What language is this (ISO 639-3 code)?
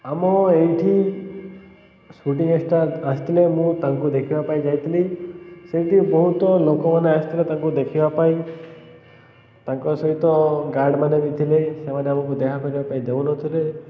ori